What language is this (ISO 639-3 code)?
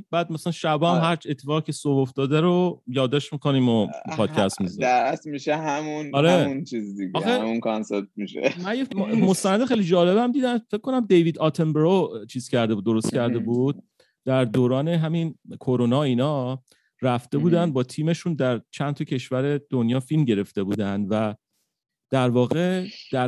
fas